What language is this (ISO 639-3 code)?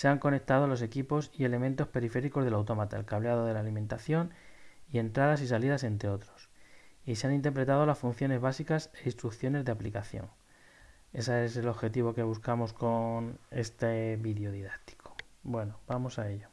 spa